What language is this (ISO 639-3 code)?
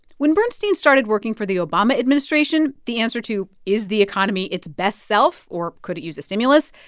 eng